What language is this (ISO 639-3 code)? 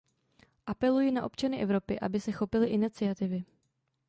ces